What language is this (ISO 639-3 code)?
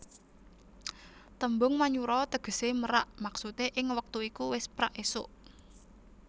jav